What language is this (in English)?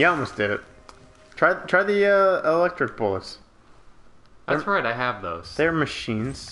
English